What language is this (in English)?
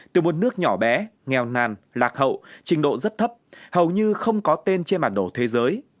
Vietnamese